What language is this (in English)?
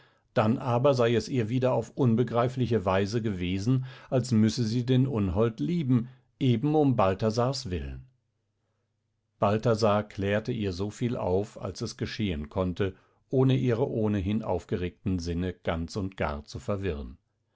German